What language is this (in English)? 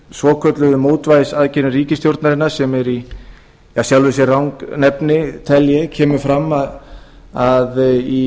Icelandic